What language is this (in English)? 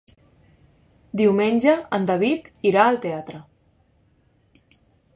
Catalan